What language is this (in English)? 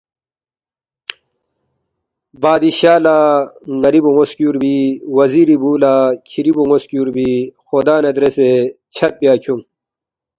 Balti